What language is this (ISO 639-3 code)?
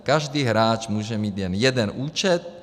ces